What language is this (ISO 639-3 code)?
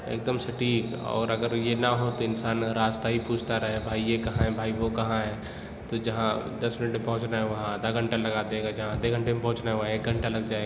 urd